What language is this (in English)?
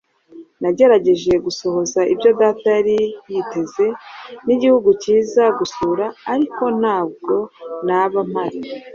Kinyarwanda